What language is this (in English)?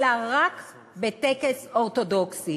Hebrew